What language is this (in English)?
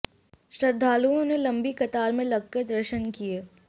Hindi